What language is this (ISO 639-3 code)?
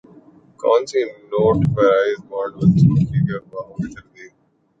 urd